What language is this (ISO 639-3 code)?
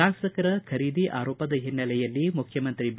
kan